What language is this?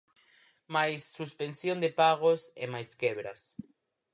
Galician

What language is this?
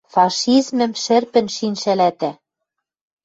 Western Mari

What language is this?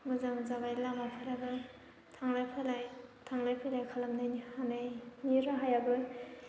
Bodo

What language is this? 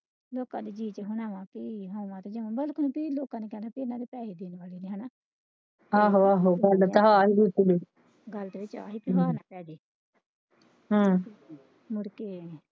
Punjabi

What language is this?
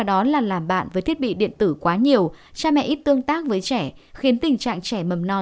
Vietnamese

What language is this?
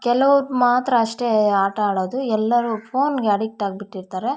Kannada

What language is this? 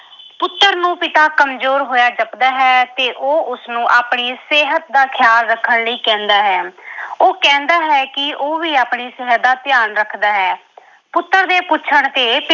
Punjabi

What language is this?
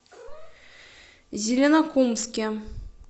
Russian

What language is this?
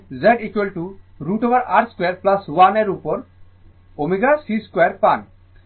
Bangla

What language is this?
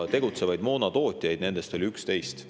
Estonian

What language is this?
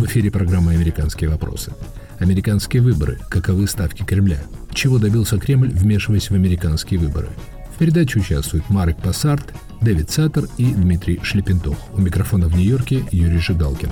Russian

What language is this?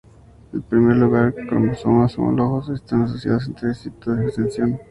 Spanish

